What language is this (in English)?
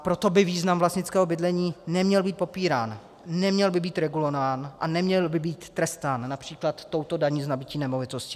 Czech